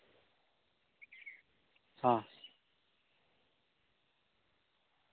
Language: Santali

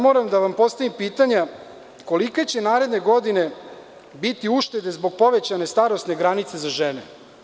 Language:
Serbian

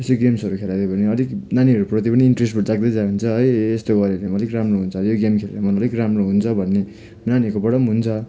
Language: Nepali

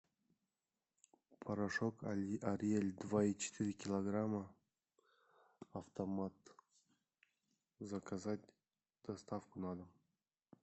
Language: Russian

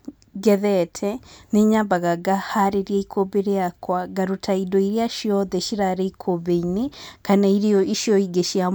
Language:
Kikuyu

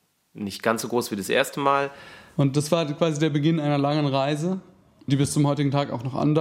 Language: German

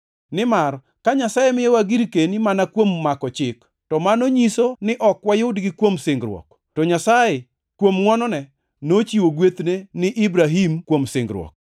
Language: Luo (Kenya and Tanzania)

